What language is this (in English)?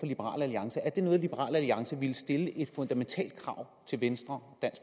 Danish